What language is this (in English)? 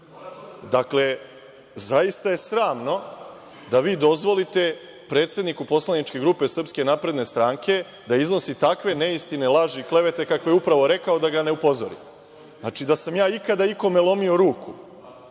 Serbian